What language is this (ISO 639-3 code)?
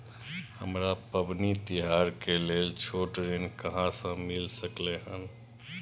mai